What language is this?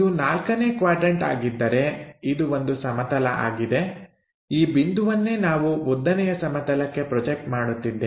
Kannada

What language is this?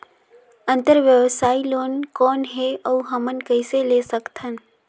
Chhattisgarhi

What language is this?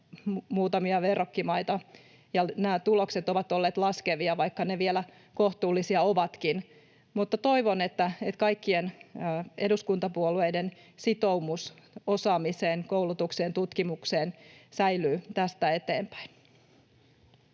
Finnish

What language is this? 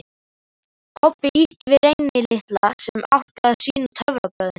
Icelandic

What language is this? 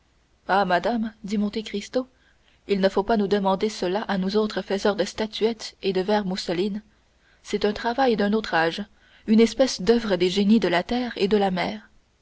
French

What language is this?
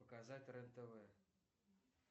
Russian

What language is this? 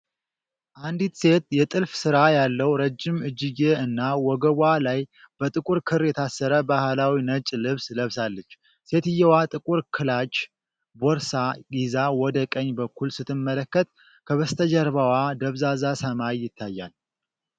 Amharic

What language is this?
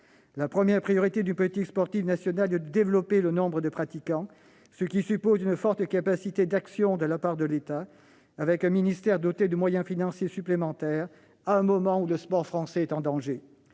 French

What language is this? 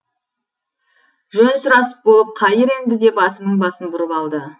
Kazakh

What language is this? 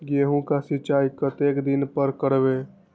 Maithili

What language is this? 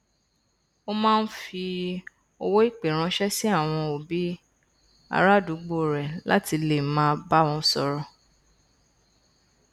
Yoruba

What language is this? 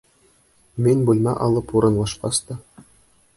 Bashkir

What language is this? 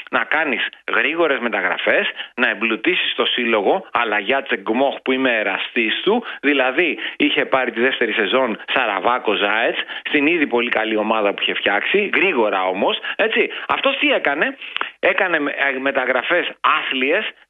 Greek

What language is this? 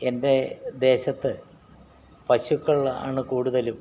Malayalam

